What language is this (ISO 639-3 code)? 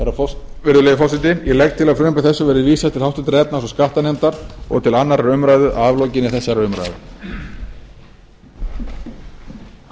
isl